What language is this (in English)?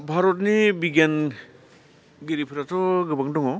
Bodo